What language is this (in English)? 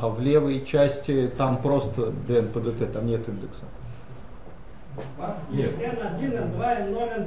Russian